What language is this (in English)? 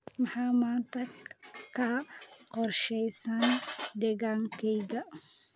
Somali